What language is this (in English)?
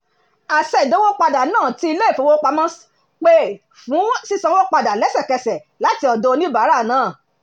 Yoruba